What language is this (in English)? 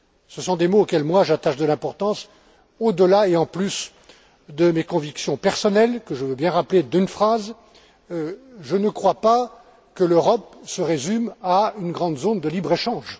French